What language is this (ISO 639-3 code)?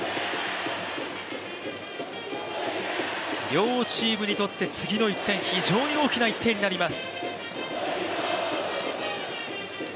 jpn